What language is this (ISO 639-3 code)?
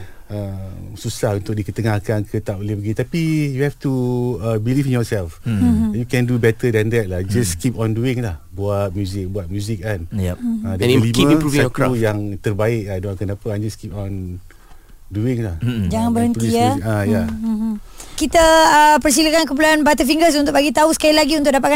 msa